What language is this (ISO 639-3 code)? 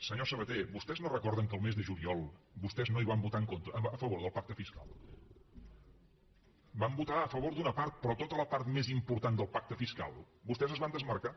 cat